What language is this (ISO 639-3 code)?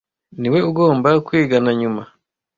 kin